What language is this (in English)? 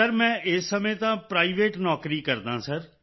Punjabi